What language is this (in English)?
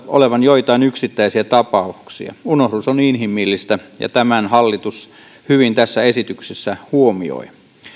Finnish